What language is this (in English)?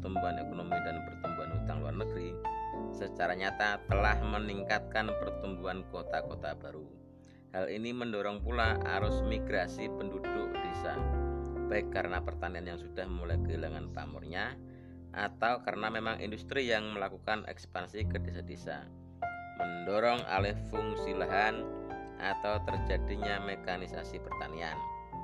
Indonesian